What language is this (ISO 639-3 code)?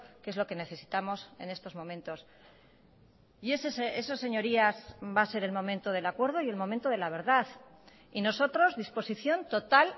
spa